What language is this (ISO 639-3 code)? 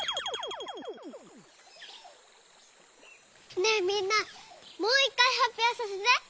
jpn